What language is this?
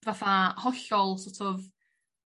Welsh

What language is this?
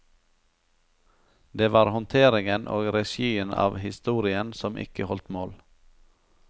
Norwegian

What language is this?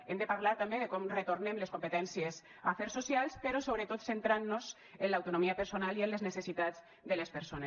Catalan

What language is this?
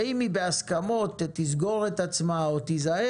Hebrew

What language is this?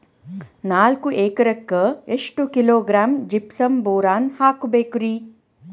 Kannada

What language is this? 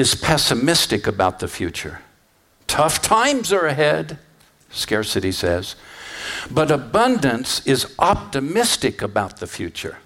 English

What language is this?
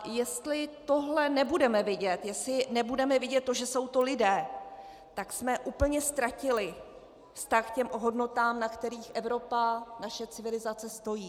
Czech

